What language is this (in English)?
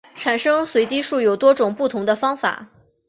Chinese